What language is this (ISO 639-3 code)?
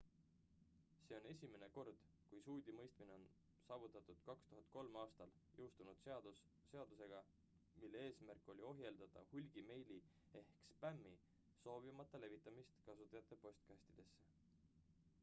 est